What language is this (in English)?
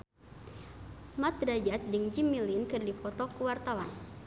Sundanese